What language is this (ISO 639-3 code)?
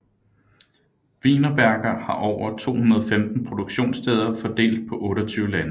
dan